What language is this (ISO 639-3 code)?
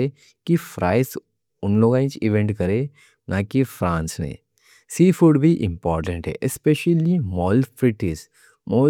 dcc